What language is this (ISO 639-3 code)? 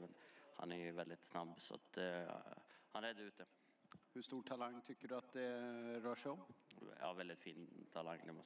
swe